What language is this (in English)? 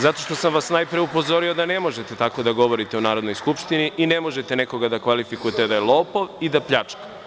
Serbian